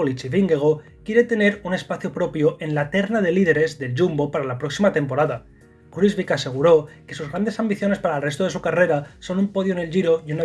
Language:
Spanish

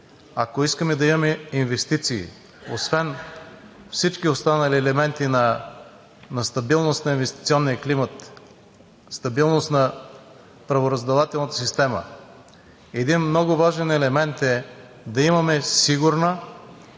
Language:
Bulgarian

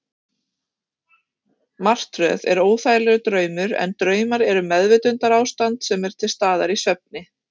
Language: Icelandic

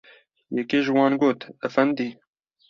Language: Kurdish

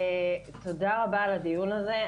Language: Hebrew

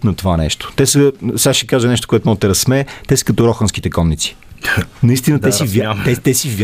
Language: Bulgarian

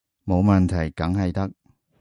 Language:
Cantonese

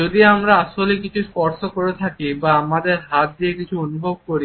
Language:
Bangla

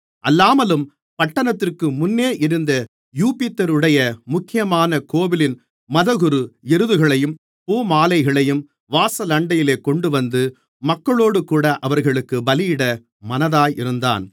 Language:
Tamil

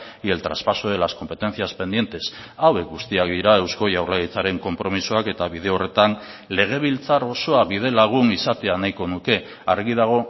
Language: Basque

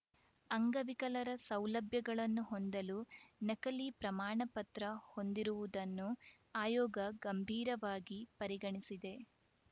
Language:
Kannada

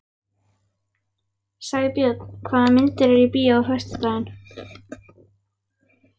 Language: Icelandic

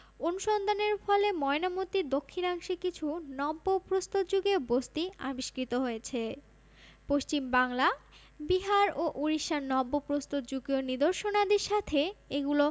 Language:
Bangla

